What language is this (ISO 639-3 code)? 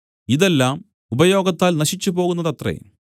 mal